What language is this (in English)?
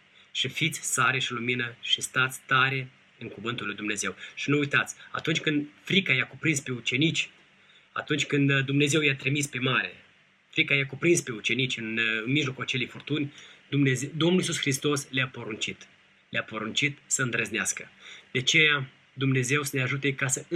Romanian